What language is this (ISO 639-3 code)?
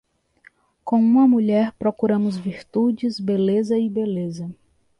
por